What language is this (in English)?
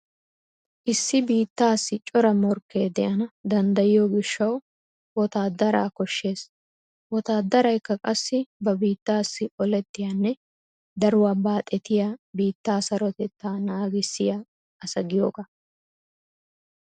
Wolaytta